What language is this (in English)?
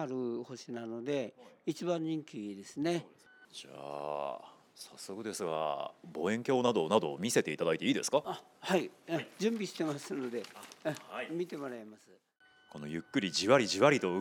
Japanese